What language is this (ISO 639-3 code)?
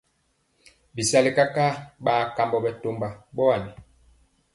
mcx